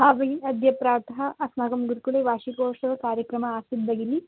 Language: Sanskrit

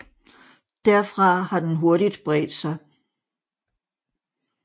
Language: Danish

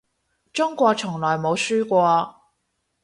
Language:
Cantonese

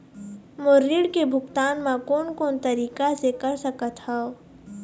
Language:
Chhattisgarhi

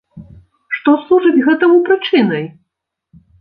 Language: Belarusian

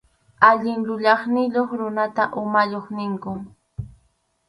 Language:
Arequipa-La Unión Quechua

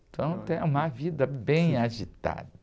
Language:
Portuguese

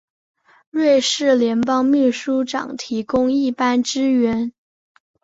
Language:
Chinese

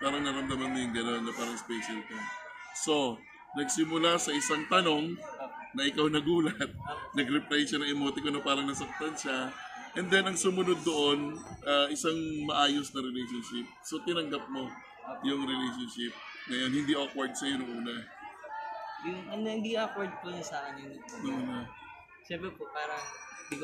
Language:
Filipino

